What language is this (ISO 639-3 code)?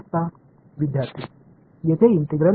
mar